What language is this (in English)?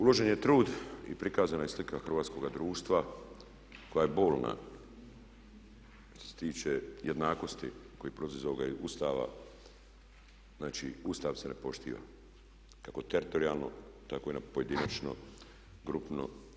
Croatian